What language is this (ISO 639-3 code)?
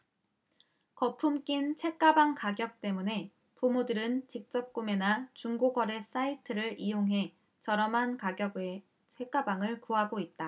kor